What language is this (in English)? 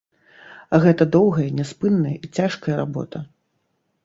Belarusian